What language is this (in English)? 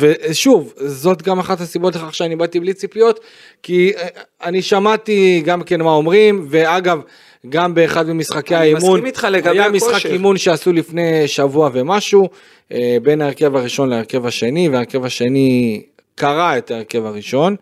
Hebrew